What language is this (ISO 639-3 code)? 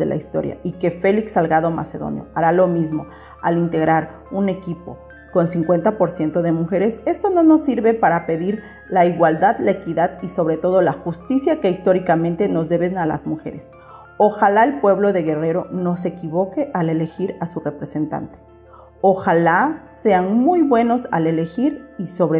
spa